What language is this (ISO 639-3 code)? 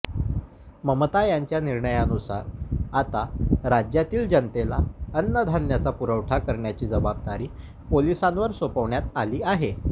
mar